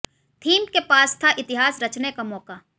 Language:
Hindi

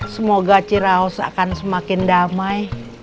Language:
Indonesian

